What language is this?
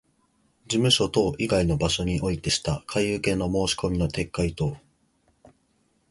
Japanese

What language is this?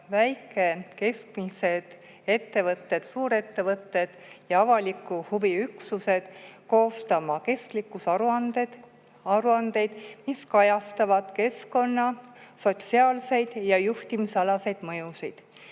Estonian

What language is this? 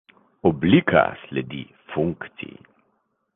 Slovenian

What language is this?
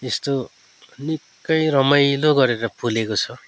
Nepali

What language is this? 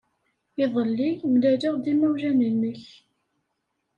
Kabyle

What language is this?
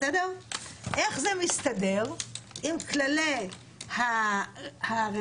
Hebrew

